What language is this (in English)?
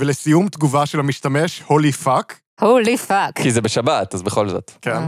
Hebrew